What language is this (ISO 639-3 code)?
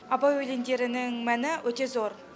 kaz